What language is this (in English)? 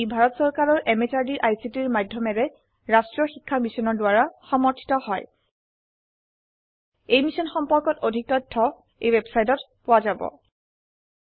Assamese